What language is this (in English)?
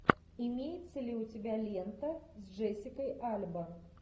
Russian